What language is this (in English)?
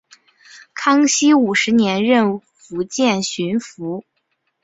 Chinese